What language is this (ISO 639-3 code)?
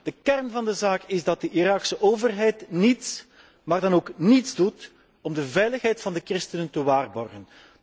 nld